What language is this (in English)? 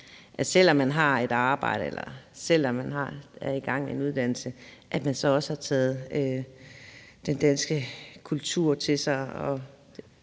Danish